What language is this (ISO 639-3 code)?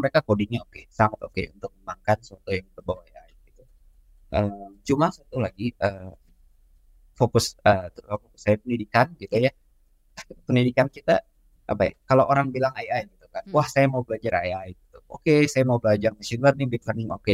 ind